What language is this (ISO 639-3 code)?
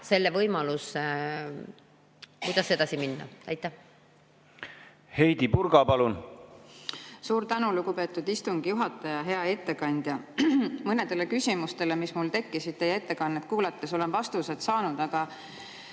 est